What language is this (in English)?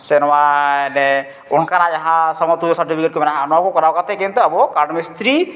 Santali